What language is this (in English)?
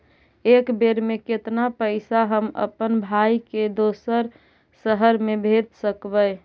Magahi